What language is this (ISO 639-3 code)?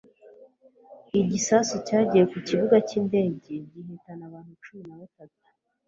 kin